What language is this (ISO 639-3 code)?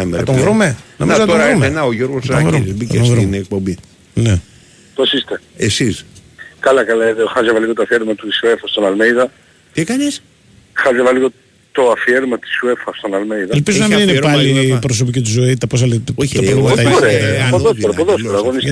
ell